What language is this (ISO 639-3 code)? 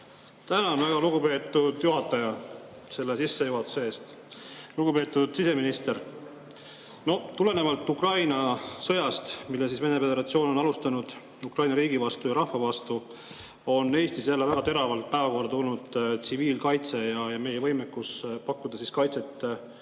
est